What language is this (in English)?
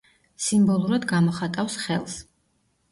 Georgian